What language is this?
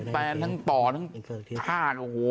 Thai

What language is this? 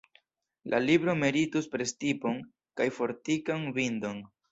Esperanto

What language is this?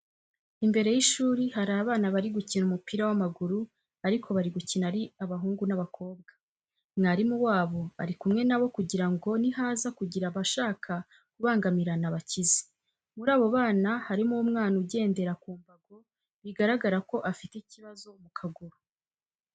Kinyarwanda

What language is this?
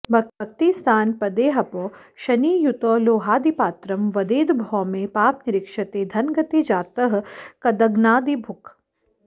Sanskrit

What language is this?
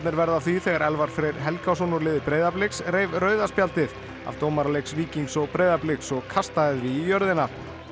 Icelandic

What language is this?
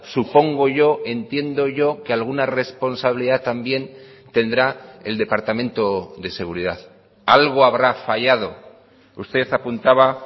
Spanish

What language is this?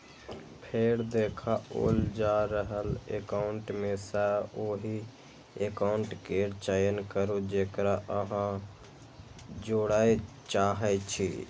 Maithili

